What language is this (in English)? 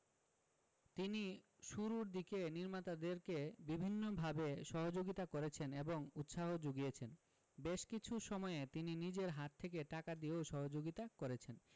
Bangla